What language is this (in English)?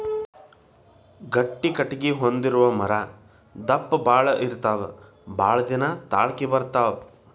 Kannada